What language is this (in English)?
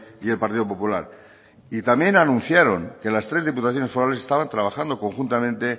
Spanish